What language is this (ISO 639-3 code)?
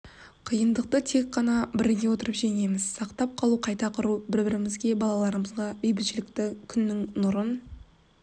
kaz